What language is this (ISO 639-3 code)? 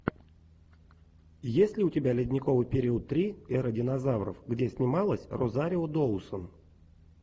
rus